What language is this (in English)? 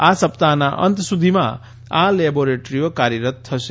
Gujarati